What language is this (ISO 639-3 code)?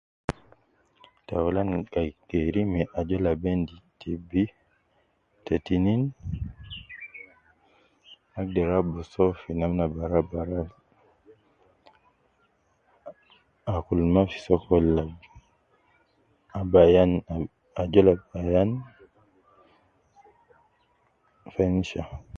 kcn